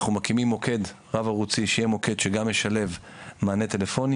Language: Hebrew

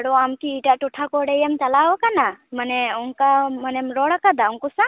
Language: Santali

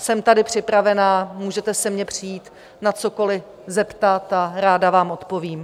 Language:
Czech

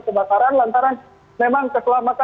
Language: Indonesian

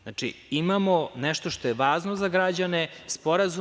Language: Serbian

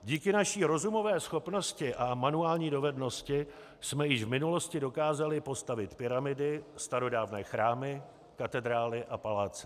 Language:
Czech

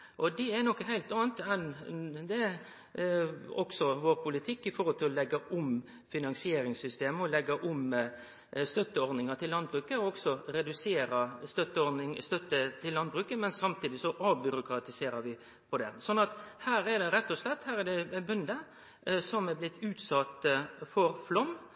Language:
Norwegian Nynorsk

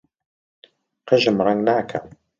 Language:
Central Kurdish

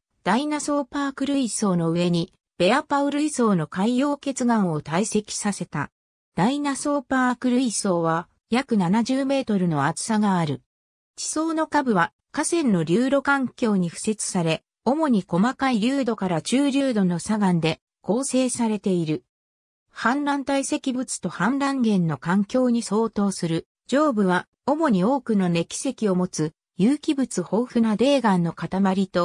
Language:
Japanese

